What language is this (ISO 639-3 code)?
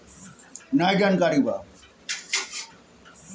bho